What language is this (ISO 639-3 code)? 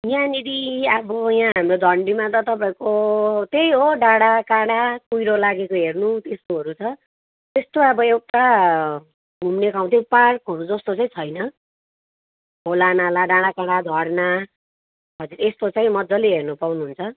nep